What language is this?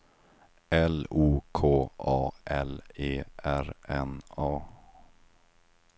Swedish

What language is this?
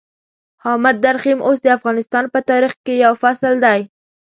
Pashto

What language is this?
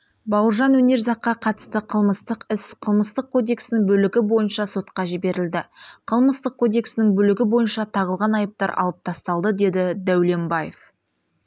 Kazakh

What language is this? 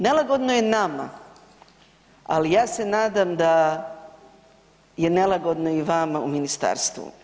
Croatian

